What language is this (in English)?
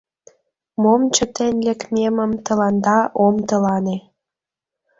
Mari